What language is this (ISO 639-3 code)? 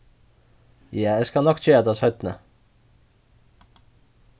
fao